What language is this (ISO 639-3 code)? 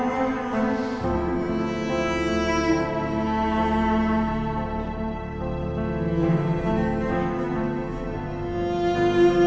ind